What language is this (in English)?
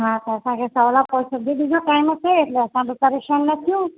Sindhi